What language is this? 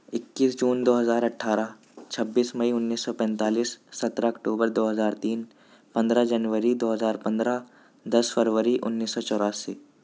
Urdu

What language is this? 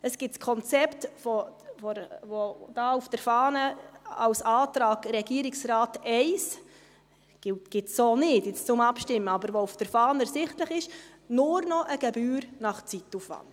Swiss German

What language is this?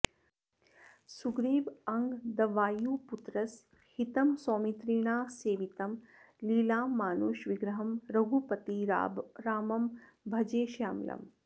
Sanskrit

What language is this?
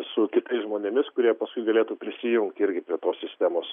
Lithuanian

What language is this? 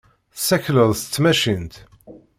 Kabyle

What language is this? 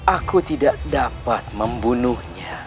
Indonesian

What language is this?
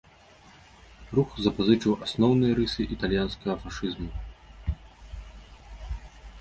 Belarusian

